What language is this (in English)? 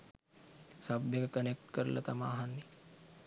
Sinhala